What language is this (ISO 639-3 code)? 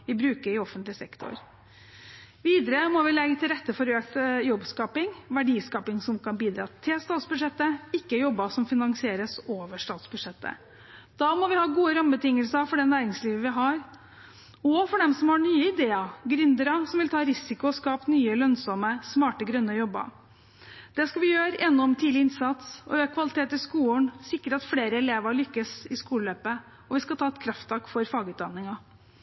nob